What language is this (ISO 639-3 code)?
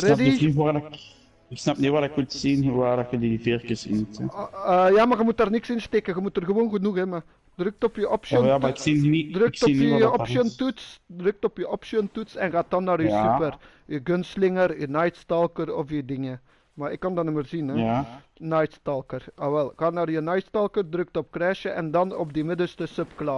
nld